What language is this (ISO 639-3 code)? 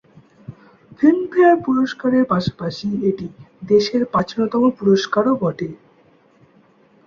ben